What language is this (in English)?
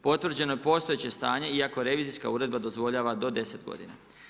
Croatian